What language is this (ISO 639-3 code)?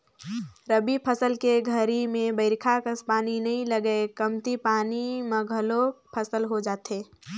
hne